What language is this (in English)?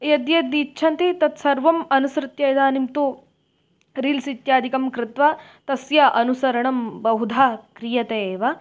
Sanskrit